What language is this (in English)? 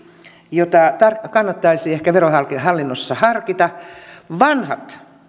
Finnish